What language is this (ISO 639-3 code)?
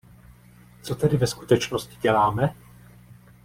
ces